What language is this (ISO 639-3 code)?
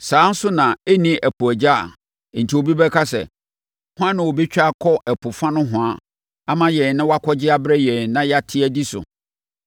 aka